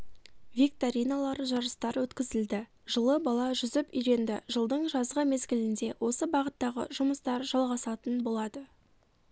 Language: Kazakh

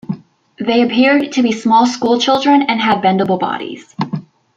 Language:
English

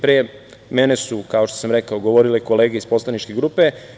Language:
Serbian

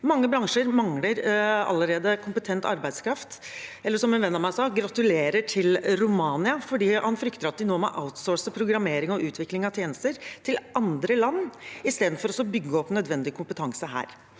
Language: Norwegian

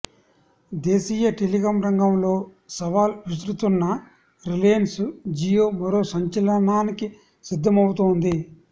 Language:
Telugu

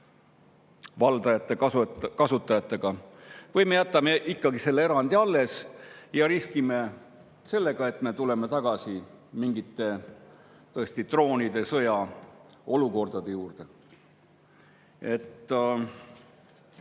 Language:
Estonian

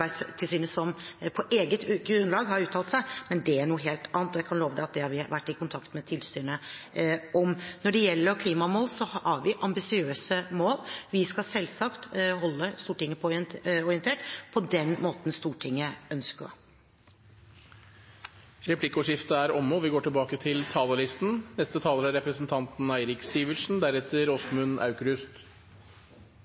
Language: Norwegian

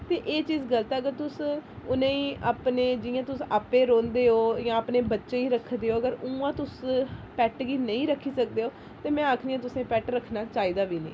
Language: Dogri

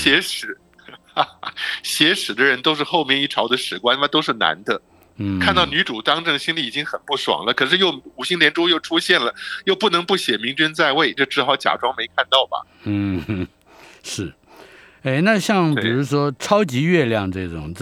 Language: Chinese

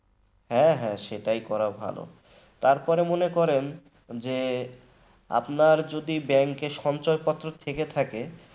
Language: Bangla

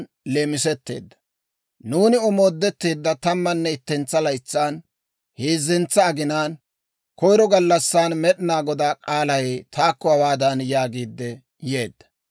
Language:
Dawro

